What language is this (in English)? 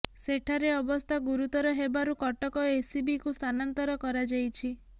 Odia